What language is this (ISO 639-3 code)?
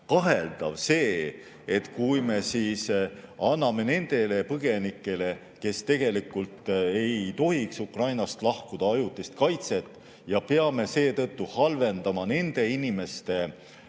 est